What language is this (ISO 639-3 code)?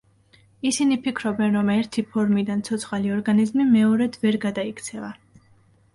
kat